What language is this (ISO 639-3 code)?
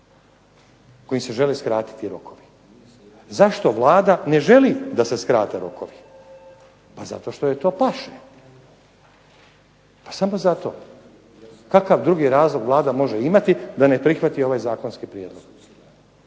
hrv